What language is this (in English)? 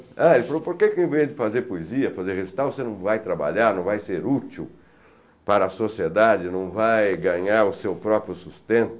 Portuguese